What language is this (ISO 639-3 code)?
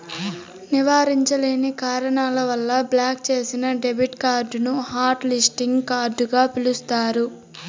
tel